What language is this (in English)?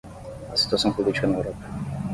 Portuguese